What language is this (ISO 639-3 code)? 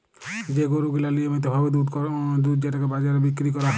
ben